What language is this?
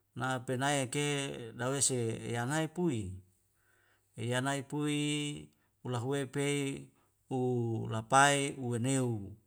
Wemale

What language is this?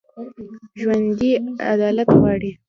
Pashto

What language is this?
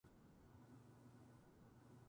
Japanese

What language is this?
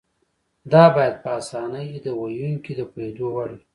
Pashto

